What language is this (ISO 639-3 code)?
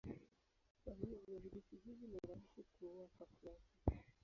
swa